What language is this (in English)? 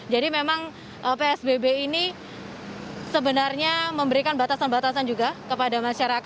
Indonesian